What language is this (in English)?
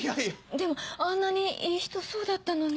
Japanese